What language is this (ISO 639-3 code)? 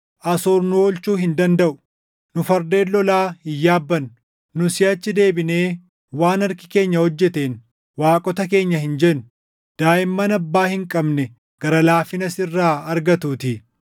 orm